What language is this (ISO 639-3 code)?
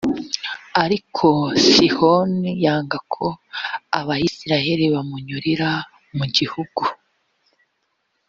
kin